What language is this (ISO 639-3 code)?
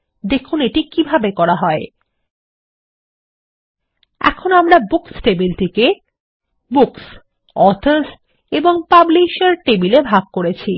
ben